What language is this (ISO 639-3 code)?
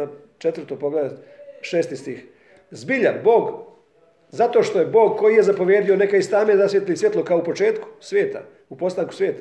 hrv